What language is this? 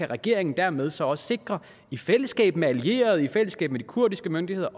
Danish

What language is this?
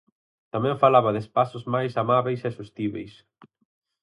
Galician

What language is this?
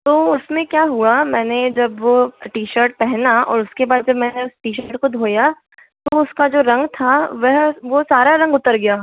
Hindi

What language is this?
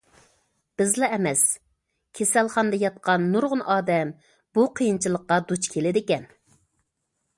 Uyghur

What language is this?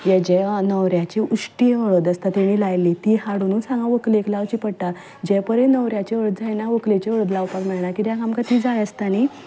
Konkani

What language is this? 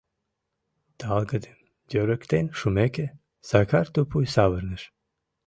Mari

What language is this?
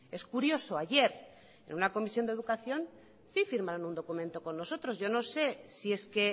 Spanish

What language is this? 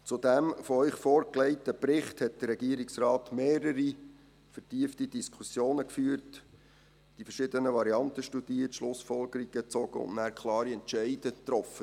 Swiss German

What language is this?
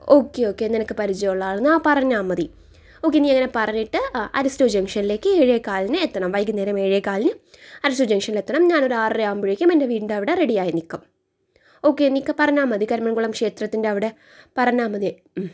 Malayalam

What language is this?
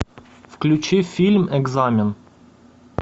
Russian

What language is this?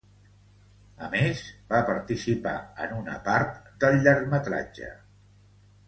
Catalan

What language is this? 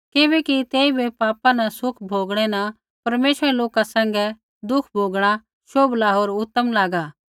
Kullu Pahari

